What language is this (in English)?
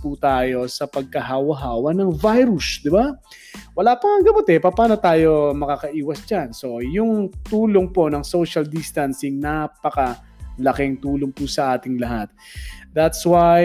Filipino